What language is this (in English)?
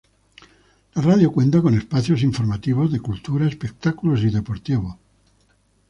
Spanish